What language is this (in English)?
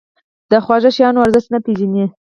Pashto